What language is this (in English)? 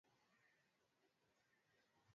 Swahili